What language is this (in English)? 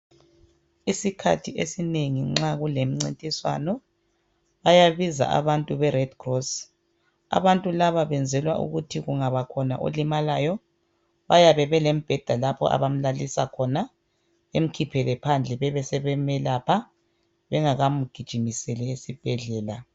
North Ndebele